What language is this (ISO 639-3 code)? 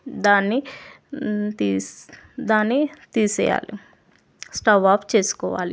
tel